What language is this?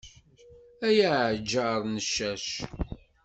Kabyle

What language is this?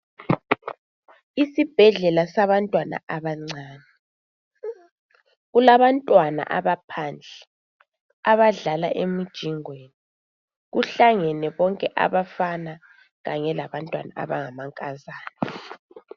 North Ndebele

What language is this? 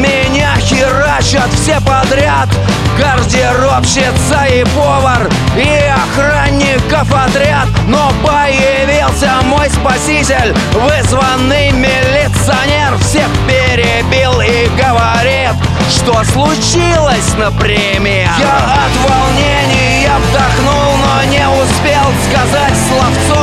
Russian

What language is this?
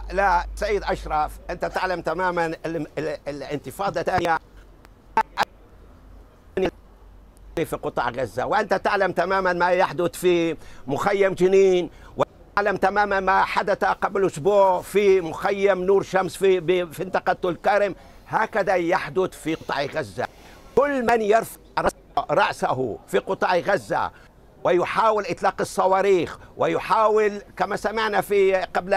Arabic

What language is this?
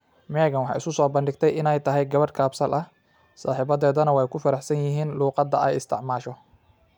Somali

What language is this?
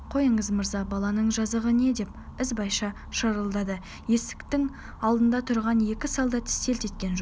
Kazakh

